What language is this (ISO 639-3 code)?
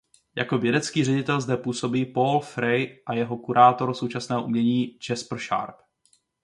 ces